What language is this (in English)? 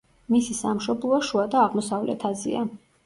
Georgian